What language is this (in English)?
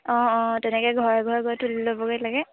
Assamese